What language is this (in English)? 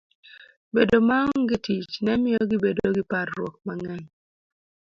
Luo (Kenya and Tanzania)